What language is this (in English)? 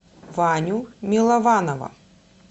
Russian